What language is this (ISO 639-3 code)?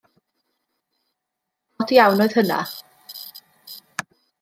cym